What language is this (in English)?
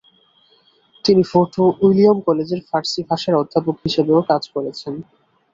Bangla